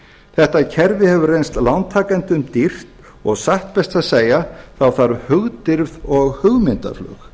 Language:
Icelandic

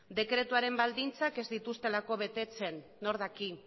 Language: Basque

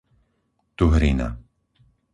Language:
Slovak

